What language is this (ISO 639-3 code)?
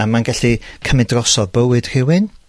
cym